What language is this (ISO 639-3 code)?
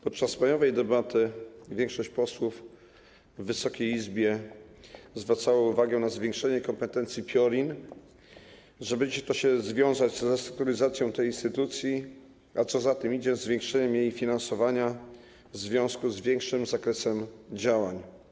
pol